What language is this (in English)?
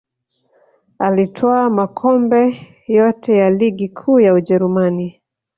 Swahili